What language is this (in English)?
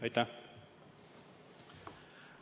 Estonian